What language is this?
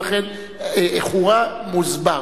Hebrew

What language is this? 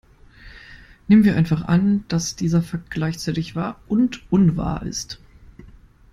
German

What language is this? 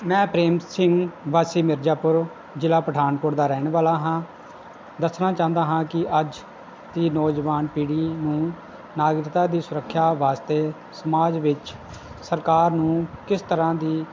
Punjabi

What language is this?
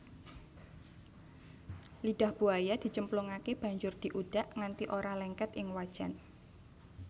Javanese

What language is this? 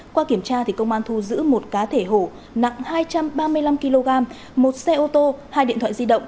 Vietnamese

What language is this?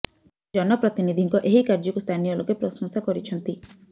Odia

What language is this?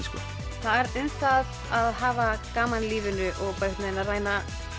Icelandic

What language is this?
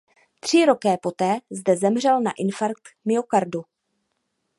Czech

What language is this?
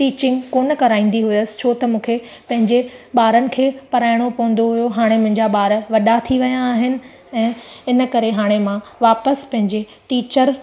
Sindhi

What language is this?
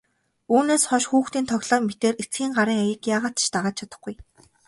Mongolian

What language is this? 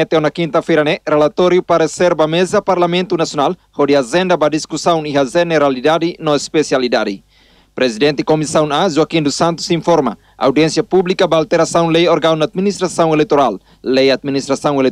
Portuguese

